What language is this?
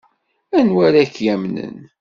Kabyle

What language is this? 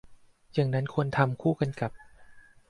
Thai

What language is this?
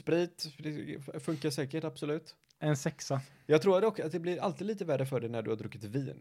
Swedish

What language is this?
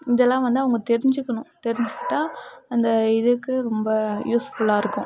Tamil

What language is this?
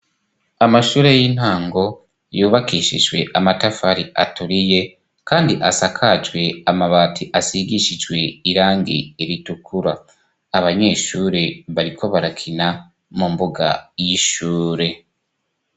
Rundi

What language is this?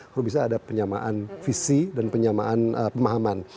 Indonesian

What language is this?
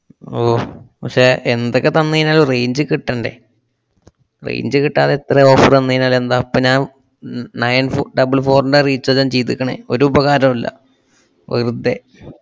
Malayalam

